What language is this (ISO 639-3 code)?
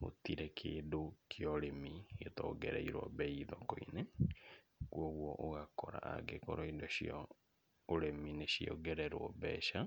kik